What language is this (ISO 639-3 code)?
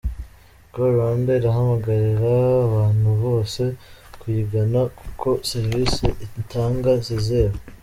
kin